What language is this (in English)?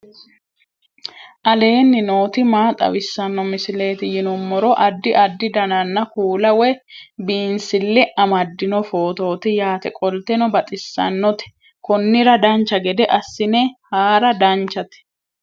Sidamo